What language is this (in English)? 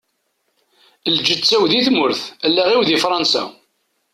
Kabyle